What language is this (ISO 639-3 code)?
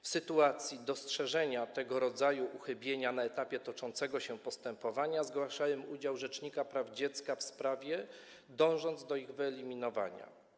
pol